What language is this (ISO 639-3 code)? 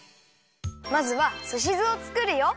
jpn